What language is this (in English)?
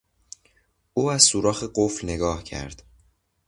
Persian